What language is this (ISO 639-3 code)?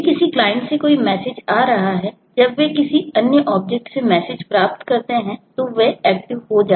hin